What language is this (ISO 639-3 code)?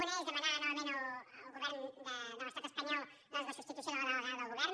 cat